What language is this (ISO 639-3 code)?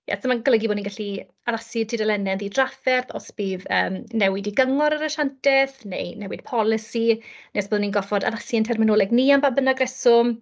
cym